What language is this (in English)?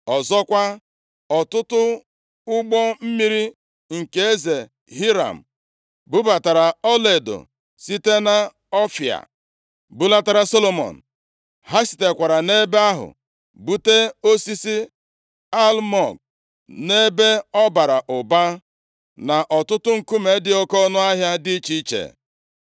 Igbo